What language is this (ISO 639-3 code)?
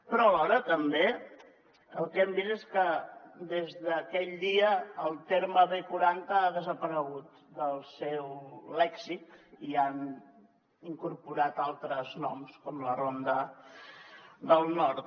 cat